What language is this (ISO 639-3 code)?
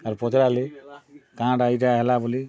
ori